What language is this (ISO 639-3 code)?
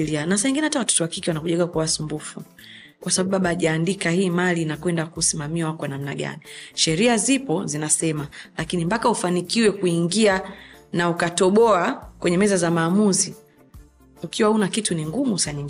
swa